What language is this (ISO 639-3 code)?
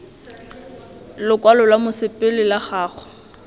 tsn